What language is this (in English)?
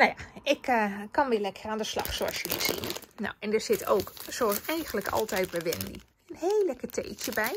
Dutch